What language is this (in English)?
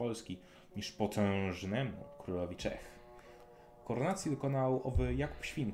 Polish